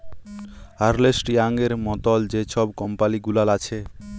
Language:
Bangla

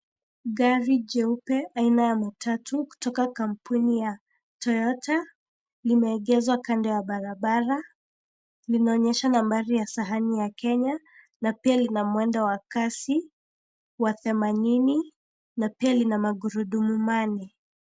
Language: Swahili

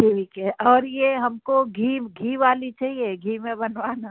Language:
Hindi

